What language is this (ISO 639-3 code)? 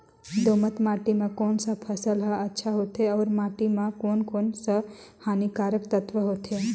hne